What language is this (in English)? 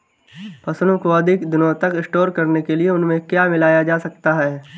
Hindi